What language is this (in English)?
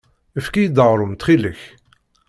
Kabyle